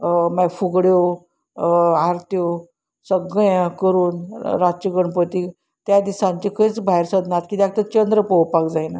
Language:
Konkani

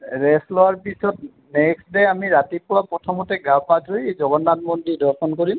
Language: Assamese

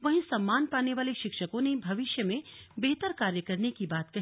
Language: Hindi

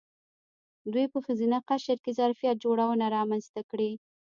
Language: Pashto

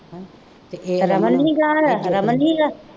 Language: Punjabi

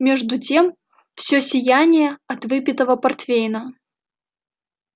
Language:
Russian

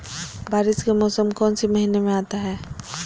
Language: Magahi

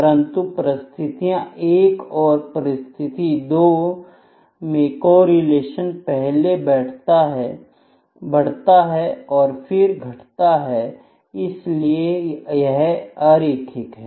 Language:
Hindi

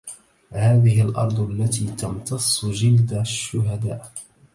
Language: Arabic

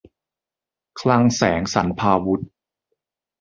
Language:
Thai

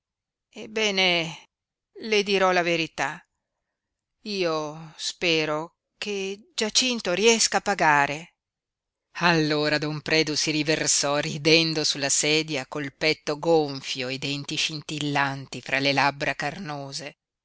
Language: Italian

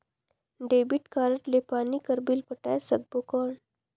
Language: Chhattisgarhi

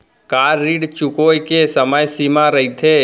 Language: Chhattisgarhi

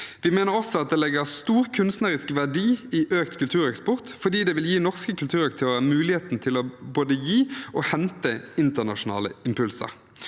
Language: Norwegian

